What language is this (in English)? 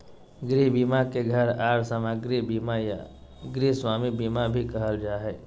Magahi